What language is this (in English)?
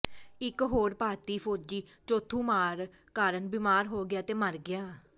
Punjabi